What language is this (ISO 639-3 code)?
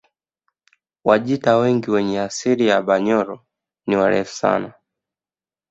swa